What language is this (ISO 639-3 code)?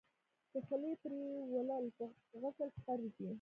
pus